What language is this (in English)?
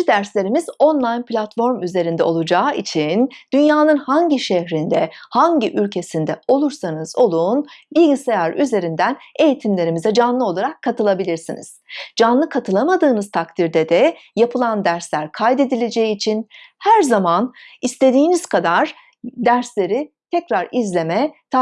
Turkish